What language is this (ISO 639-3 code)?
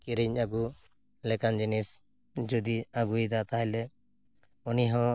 sat